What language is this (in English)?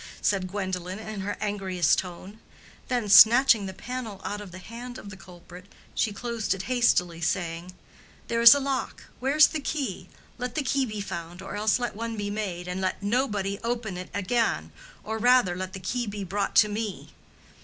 English